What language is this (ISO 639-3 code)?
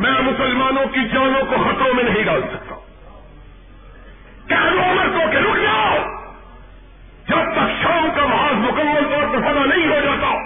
urd